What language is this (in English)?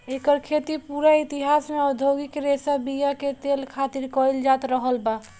Bhojpuri